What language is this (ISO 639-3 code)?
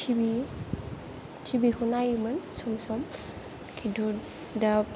brx